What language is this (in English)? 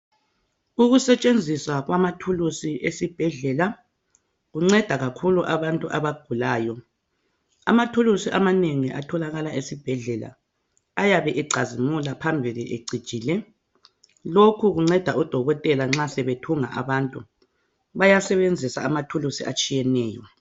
North Ndebele